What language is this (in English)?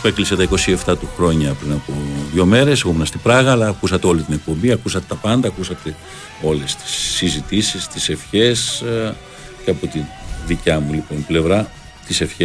Greek